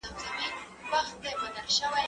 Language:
Pashto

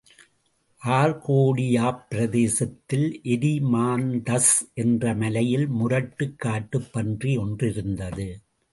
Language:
Tamil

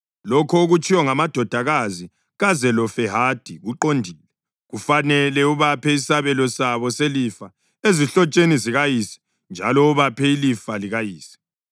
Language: North Ndebele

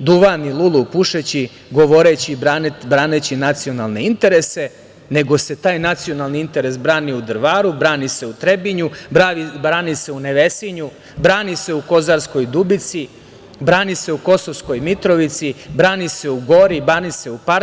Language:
Serbian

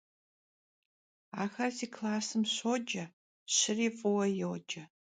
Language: Kabardian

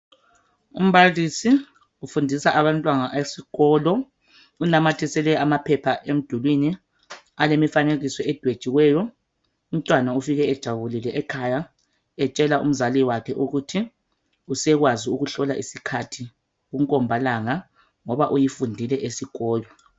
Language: North Ndebele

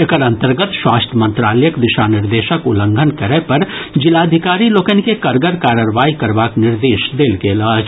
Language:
Maithili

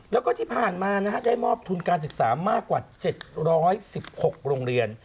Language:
Thai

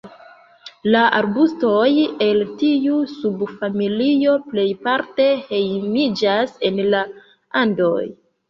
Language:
Esperanto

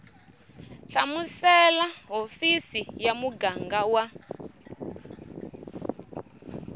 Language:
Tsonga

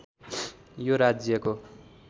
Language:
Nepali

